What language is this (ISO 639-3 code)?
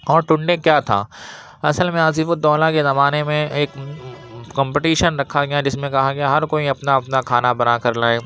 urd